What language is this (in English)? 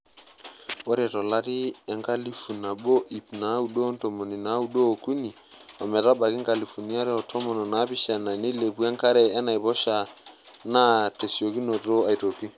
Masai